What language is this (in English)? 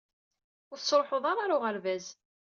Kabyle